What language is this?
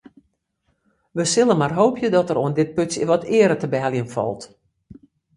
Western Frisian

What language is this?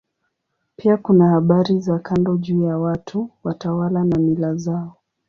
Swahili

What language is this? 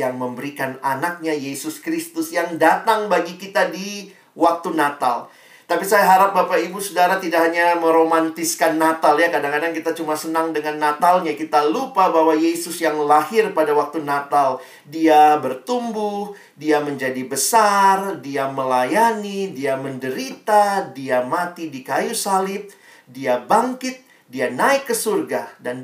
Indonesian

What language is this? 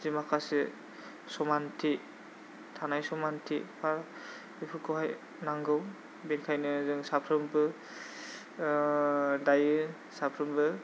Bodo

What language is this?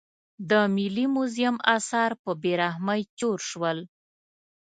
Pashto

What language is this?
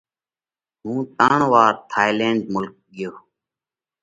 Parkari Koli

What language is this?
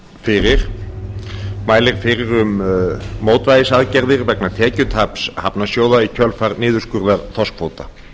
Icelandic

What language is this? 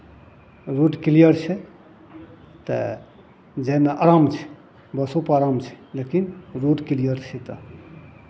Maithili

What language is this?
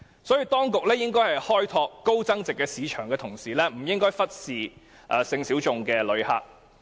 Cantonese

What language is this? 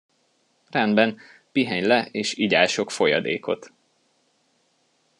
Hungarian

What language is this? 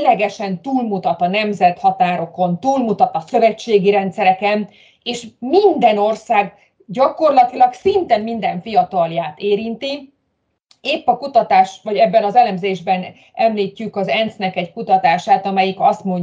Hungarian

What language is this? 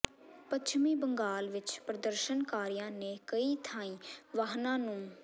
Punjabi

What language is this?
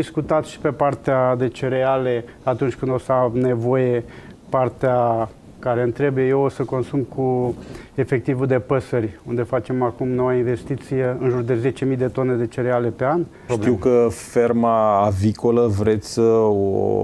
Romanian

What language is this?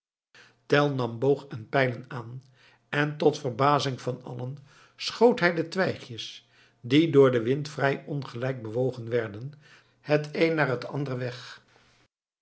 Dutch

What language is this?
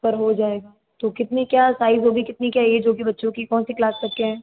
Hindi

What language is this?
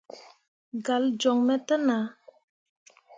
Mundang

